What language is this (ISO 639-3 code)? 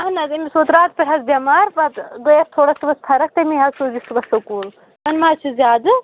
kas